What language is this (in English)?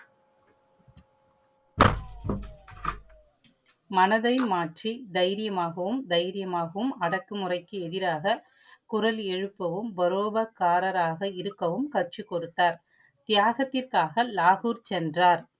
Tamil